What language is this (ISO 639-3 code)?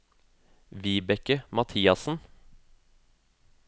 nor